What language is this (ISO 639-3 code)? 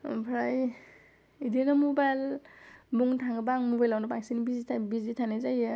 brx